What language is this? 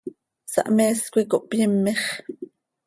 Seri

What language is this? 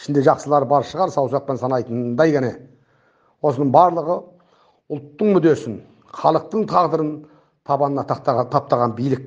Turkish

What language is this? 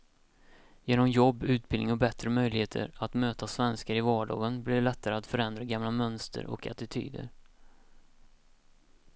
Swedish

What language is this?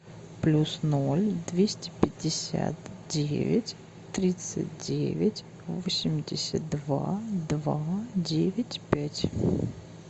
Russian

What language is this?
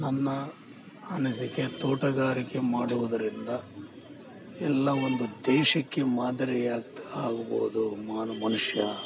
Kannada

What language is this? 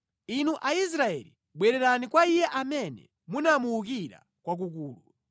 Nyanja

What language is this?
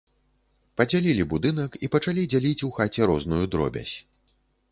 Belarusian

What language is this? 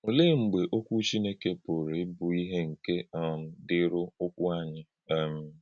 Igbo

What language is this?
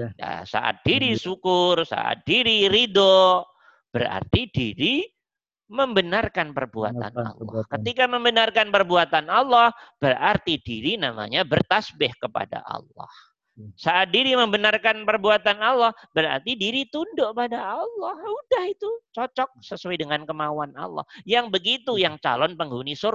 Indonesian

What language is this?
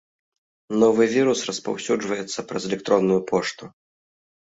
Belarusian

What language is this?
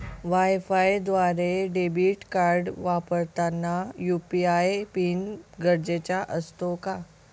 Marathi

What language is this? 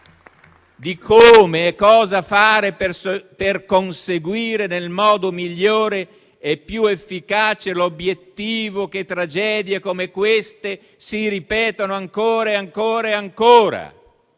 Italian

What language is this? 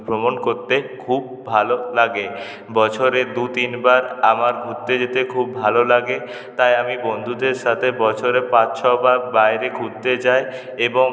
Bangla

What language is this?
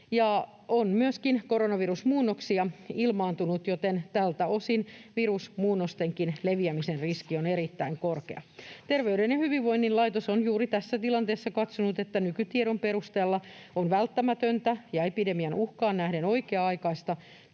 Finnish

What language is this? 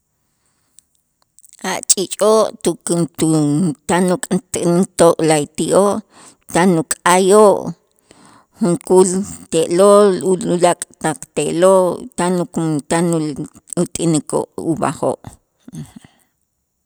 Itzá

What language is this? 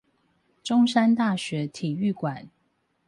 Chinese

